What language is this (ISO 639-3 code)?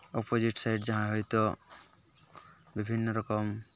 sat